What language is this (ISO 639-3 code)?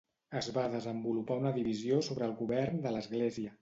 cat